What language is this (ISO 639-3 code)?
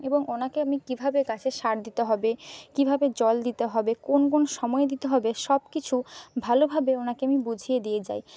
ben